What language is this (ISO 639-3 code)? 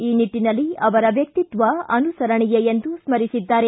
kan